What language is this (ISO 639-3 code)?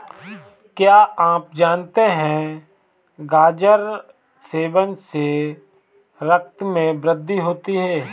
hin